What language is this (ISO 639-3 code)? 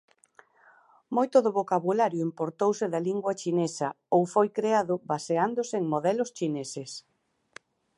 glg